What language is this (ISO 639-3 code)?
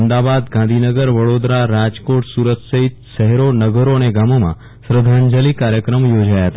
guj